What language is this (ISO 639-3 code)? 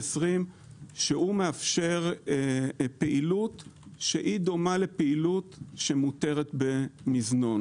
heb